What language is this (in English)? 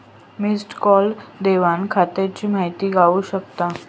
Marathi